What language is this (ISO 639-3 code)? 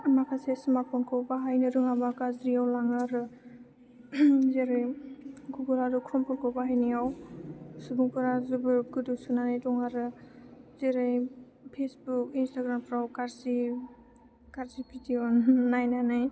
brx